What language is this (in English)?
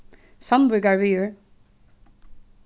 Faroese